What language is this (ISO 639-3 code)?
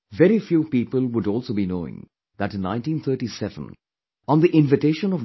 eng